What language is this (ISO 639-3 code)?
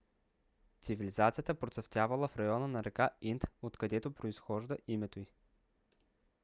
bul